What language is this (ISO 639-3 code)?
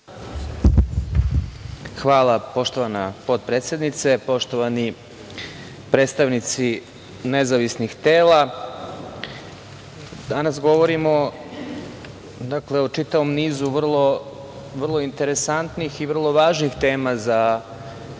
srp